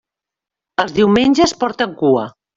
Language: Catalan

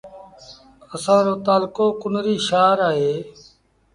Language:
Sindhi Bhil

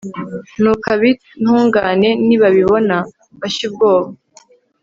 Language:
Kinyarwanda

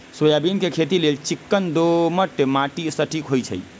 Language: Magahi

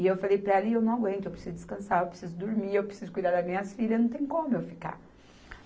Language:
Portuguese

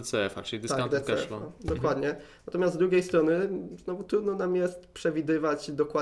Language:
Polish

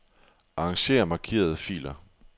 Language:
Danish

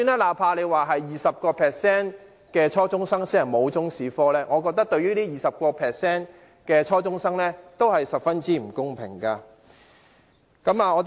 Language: Cantonese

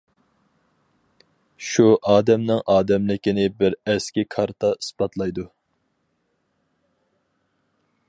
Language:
Uyghur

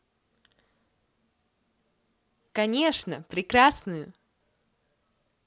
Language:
Russian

